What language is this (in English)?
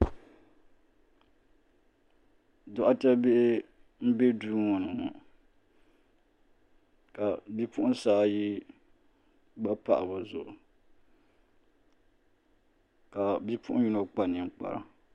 Dagbani